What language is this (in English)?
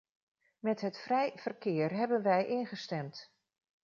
Dutch